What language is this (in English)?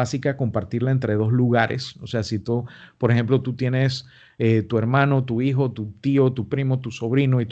Spanish